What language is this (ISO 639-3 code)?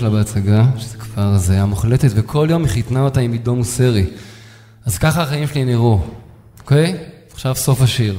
heb